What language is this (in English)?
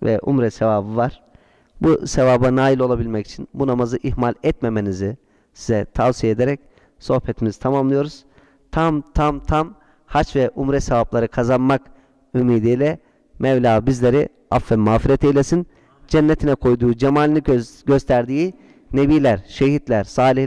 Turkish